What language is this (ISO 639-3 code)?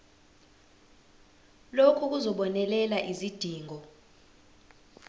zul